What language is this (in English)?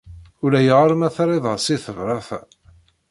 Kabyle